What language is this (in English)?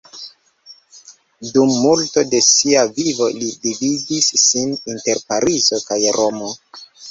Esperanto